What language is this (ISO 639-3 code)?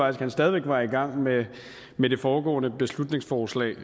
dan